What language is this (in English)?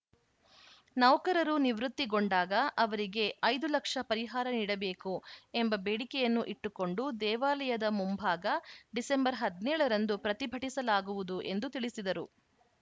Kannada